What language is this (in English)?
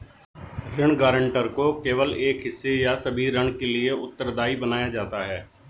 Hindi